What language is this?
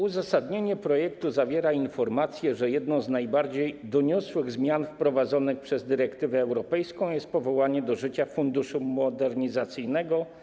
Polish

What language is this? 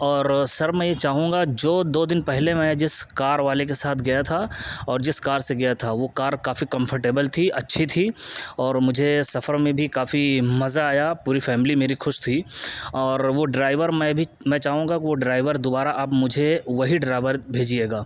Urdu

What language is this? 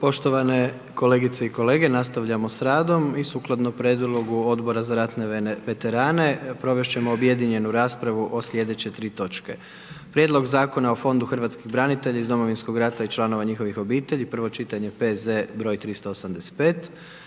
Croatian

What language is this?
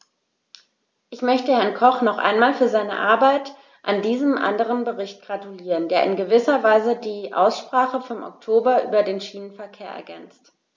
German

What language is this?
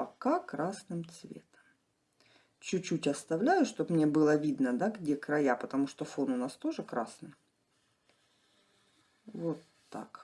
Russian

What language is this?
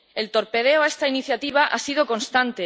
Spanish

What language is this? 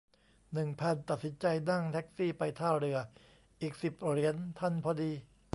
Thai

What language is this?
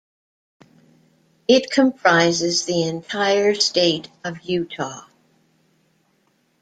English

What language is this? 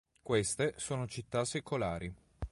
Italian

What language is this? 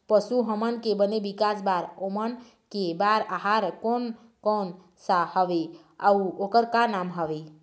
Chhattisgarhi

